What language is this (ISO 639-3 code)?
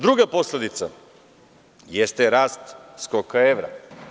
srp